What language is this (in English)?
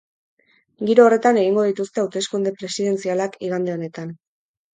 Basque